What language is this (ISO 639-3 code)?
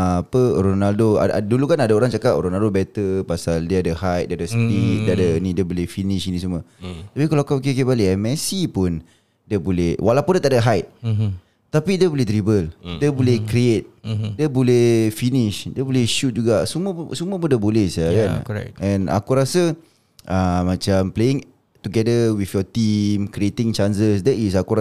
msa